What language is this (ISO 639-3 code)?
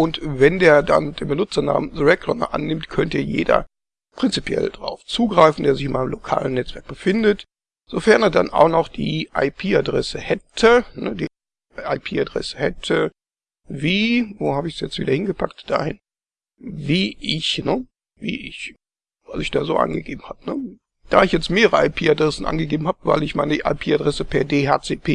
deu